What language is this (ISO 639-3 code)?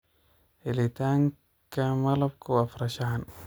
som